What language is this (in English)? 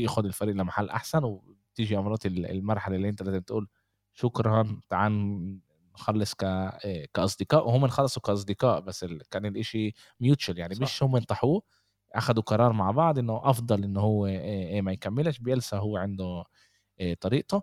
Arabic